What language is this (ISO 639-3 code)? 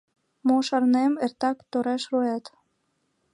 chm